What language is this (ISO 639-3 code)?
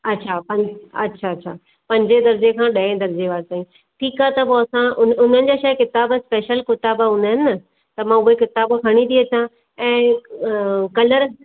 snd